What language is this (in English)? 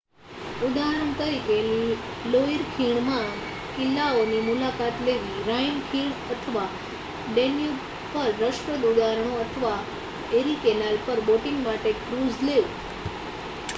Gujarati